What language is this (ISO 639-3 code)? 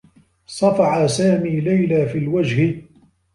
ara